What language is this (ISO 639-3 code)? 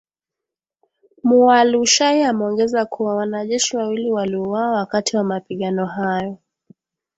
swa